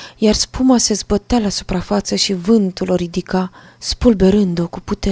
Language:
Romanian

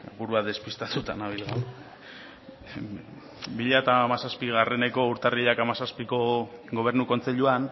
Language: Basque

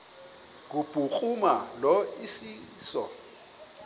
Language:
Xhosa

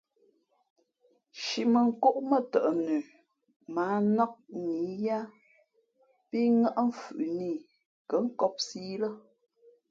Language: Fe'fe'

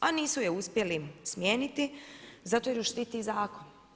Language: Croatian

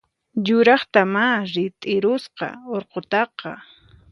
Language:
Puno Quechua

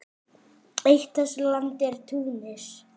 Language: Icelandic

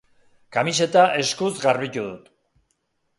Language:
Basque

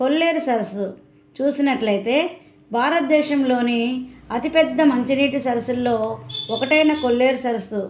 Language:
Telugu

